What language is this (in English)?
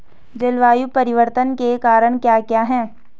Hindi